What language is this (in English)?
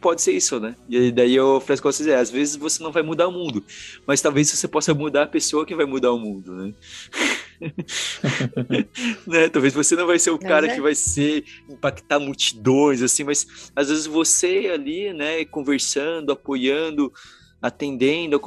Portuguese